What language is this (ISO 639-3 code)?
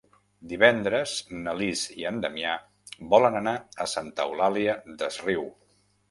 cat